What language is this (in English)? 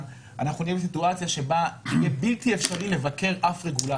Hebrew